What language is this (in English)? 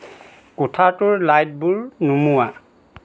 Assamese